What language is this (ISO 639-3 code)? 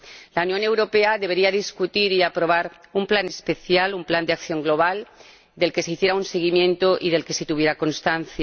spa